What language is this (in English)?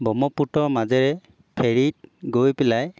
Assamese